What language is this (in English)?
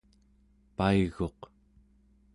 Central Yupik